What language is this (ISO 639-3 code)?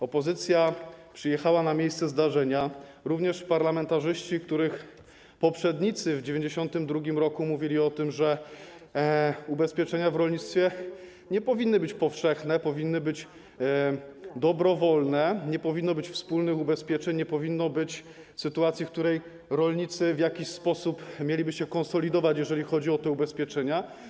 pol